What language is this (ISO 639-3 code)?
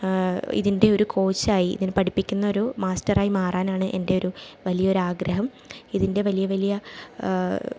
mal